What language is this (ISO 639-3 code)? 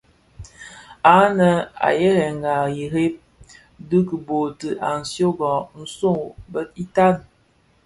ksf